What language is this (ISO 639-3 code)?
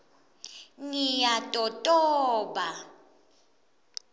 ssw